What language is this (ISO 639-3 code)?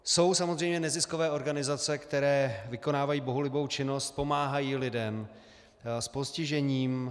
ces